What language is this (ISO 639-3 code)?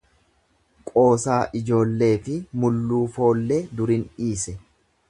orm